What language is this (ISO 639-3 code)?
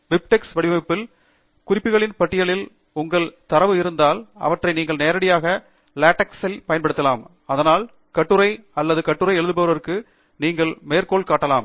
tam